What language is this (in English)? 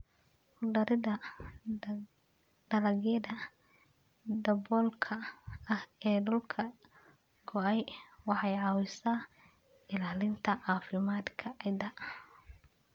Somali